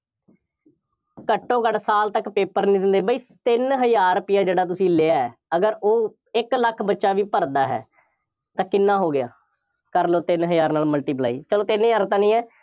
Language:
Punjabi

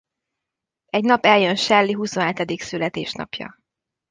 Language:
Hungarian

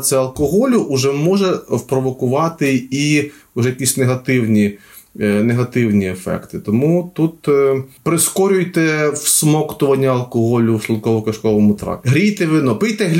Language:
Ukrainian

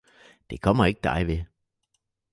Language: Danish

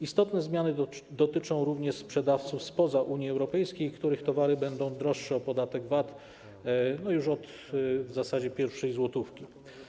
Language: Polish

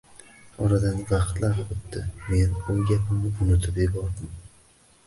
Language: Uzbek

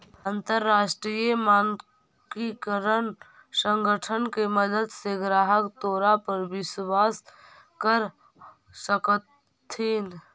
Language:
Magahi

